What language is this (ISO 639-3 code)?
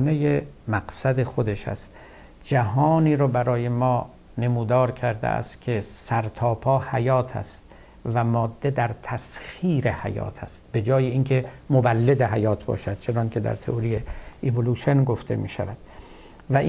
fas